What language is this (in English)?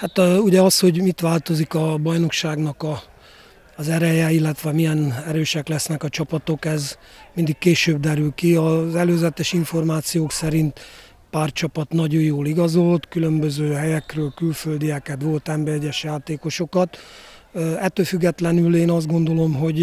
Hungarian